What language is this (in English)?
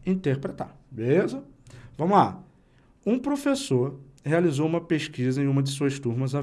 Portuguese